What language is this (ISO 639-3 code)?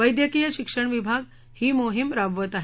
mar